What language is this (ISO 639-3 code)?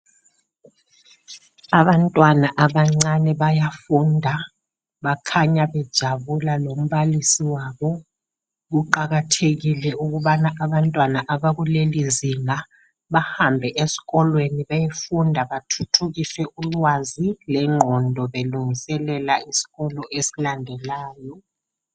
nde